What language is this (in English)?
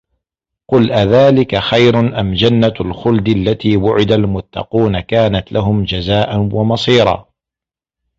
Arabic